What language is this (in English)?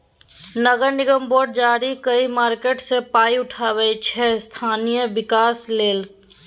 Maithili